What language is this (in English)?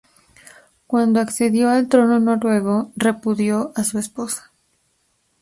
Spanish